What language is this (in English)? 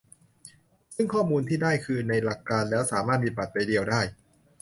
Thai